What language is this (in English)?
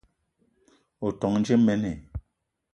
Eton (Cameroon)